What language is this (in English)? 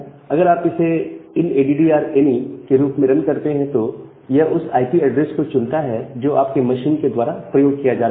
Hindi